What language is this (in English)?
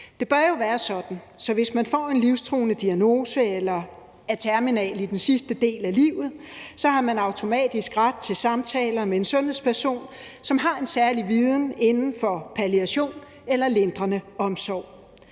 Danish